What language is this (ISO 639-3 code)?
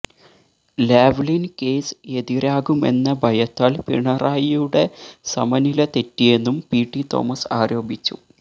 mal